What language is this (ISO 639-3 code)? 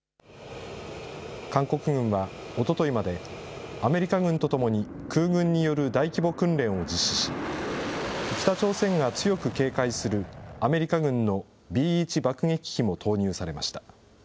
jpn